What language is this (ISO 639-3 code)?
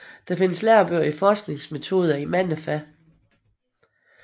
dan